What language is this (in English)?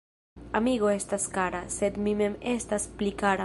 Esperanto